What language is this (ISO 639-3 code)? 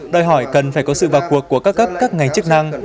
vie